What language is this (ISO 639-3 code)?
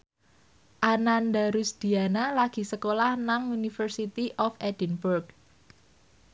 jav